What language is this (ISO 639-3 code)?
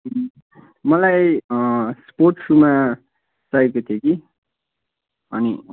nep